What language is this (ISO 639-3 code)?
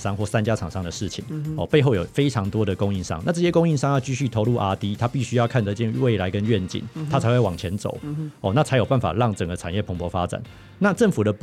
zho